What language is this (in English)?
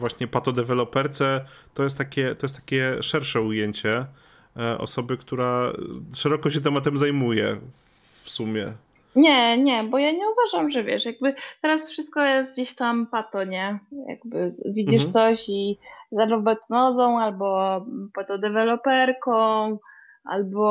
Polish